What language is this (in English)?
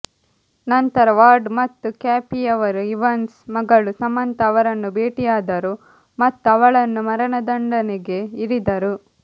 Kannada